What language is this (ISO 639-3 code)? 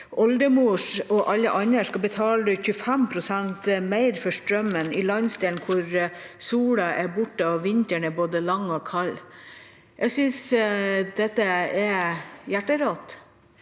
nor